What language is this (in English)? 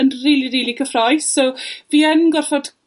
Welsh